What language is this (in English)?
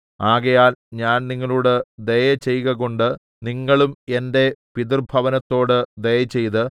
Malayalam